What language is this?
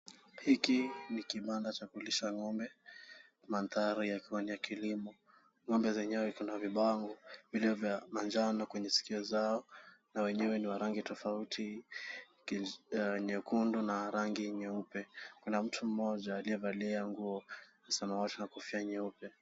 Swahili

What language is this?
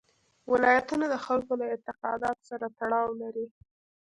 Pashto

